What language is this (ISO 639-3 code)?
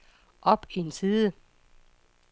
dan